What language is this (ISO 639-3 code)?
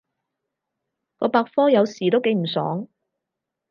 yue